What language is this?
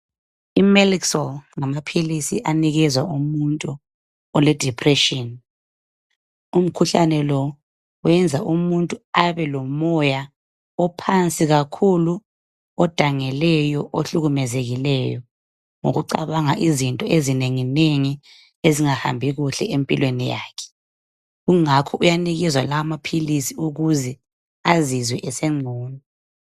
North Ndebele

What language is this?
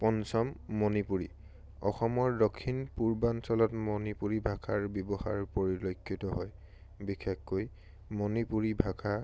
Assamese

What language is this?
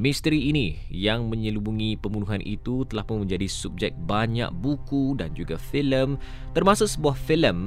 Malay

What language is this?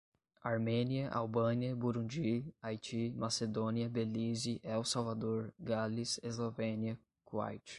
Portuguese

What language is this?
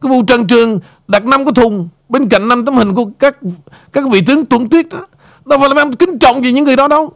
Vietnamese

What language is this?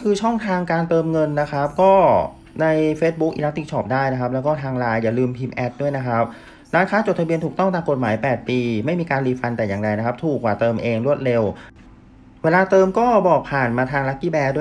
Thai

